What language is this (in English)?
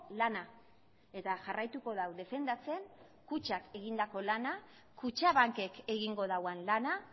Basque